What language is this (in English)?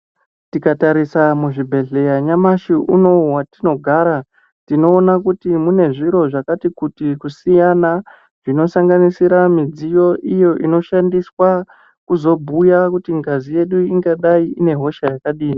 Ndau